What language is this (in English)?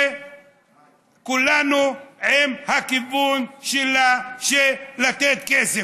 Hebrew